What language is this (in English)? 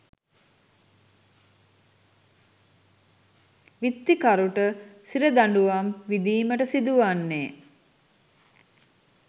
Sinhala